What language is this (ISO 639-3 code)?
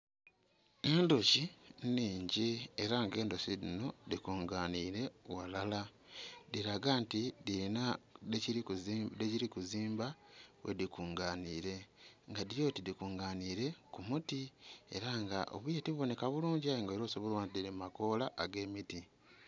xog